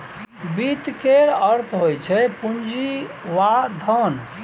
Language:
Maithili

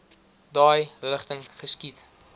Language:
Afrikaans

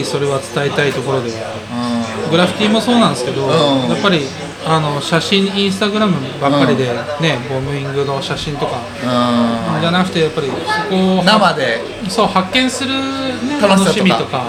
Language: Japanese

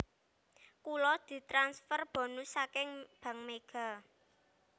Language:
Javanese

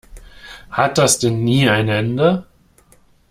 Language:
German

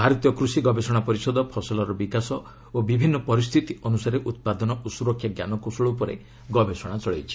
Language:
Odia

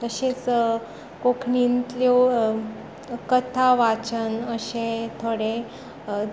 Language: Konkani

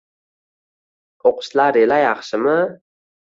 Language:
Uzbek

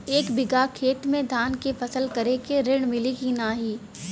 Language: Bhojpuri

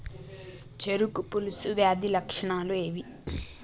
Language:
Telugu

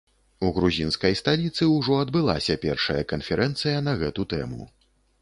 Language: Belarusian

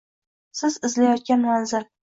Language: Uzbek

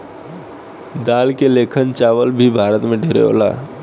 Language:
Bhojpuri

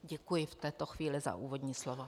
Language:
Czech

